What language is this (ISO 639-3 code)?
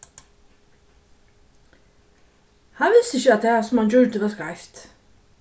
fao